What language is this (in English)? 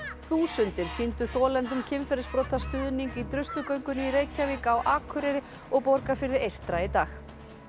Icelandic